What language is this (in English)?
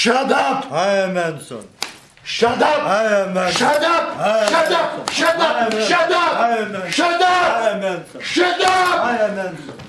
English